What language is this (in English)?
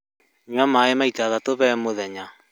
Kikuyu